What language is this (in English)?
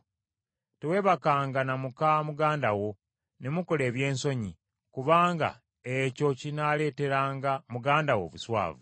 Ganda